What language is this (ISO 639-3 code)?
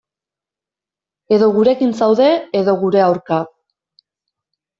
eus